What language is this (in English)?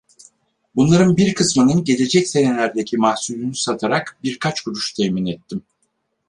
Turkish